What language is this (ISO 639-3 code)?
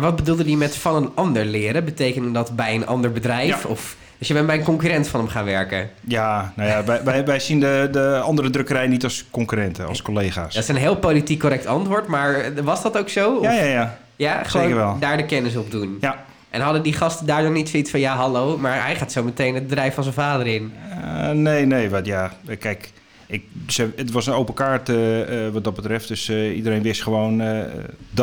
nld